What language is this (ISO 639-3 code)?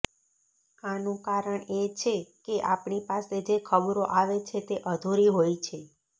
guj